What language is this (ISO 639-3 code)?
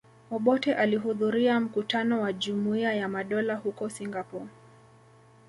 swa